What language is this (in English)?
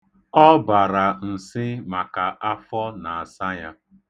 Igbo